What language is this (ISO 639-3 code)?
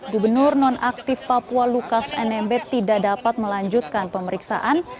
ind